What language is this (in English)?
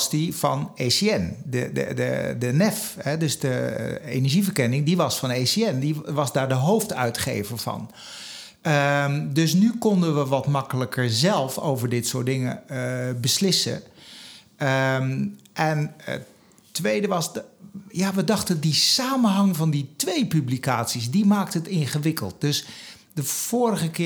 Dutch